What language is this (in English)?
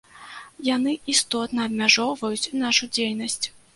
Belarusian